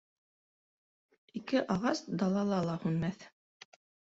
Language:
Bashkir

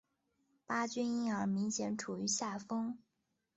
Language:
Chinese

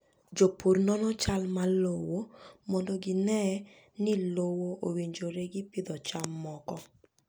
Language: Luo (Kenya and Tanzania)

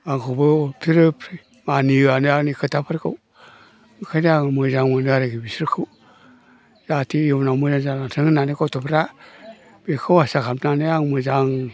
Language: Bodo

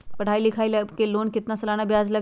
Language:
Magahi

